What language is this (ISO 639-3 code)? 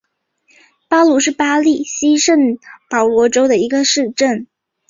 zho